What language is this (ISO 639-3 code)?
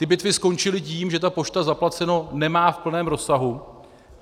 ces